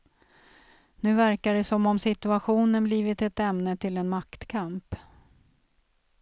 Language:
Swedish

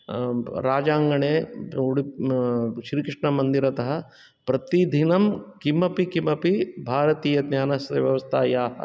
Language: Sanskrit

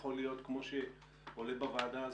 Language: Hebrew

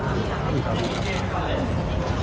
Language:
Thai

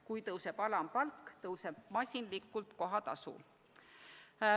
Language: Estonian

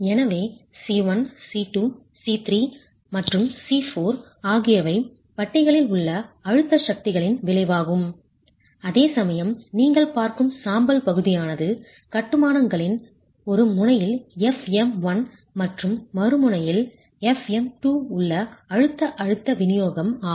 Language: Tamil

